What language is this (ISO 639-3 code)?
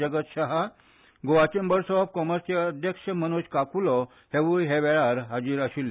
kok